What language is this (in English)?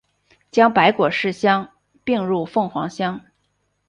Chinese